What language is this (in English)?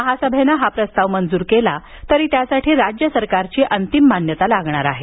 Marathi